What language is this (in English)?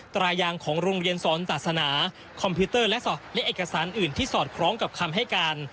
Thai